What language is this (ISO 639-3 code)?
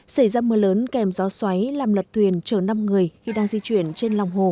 vie